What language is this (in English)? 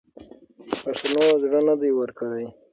Pashto